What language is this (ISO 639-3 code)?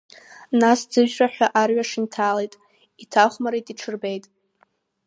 abk